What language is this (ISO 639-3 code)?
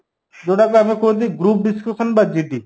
ori